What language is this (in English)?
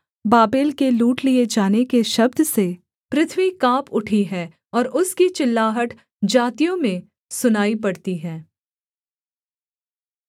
Hindi